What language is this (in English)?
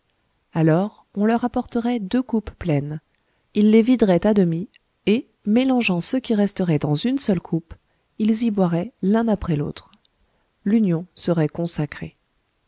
French